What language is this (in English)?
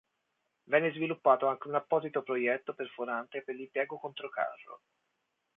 Italian